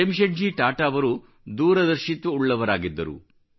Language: Kannada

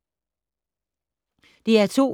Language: Danish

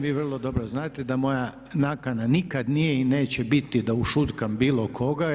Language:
Croatian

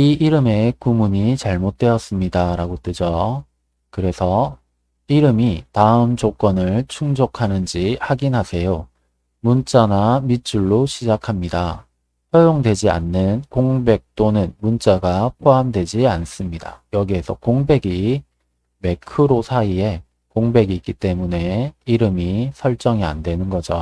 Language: Korean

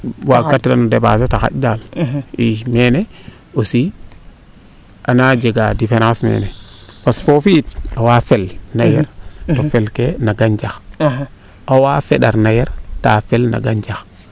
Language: Serer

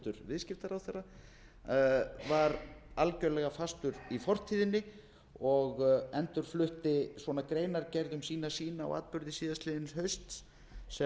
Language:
Icelandic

